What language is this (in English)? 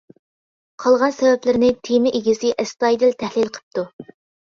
Uyghur